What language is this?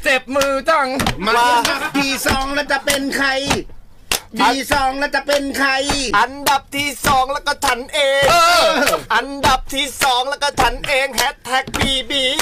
Thai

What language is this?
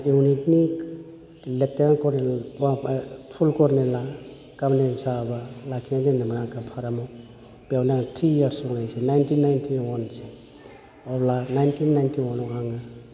Bodo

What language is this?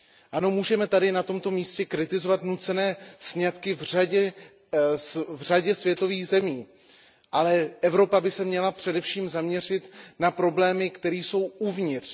Czech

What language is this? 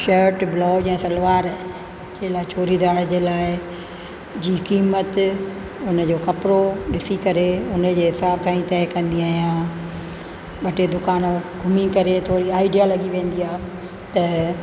Sindhi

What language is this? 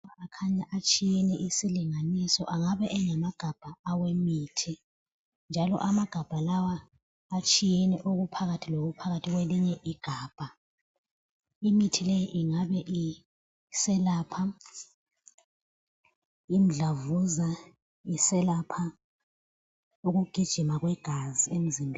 North Ndebele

